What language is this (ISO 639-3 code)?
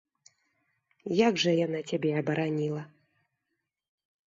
bel